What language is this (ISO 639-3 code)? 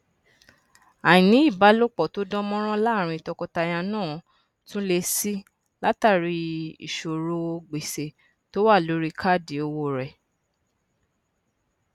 yor